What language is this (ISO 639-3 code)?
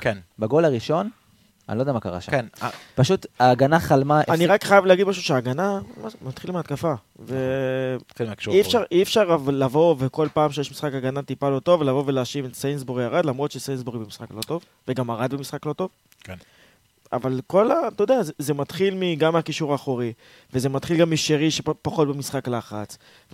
heb